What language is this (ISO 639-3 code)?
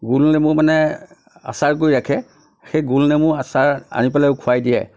asm